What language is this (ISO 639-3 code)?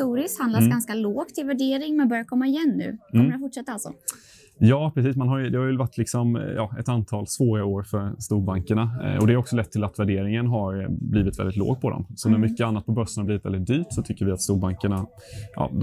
swe